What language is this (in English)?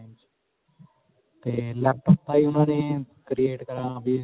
Punjabi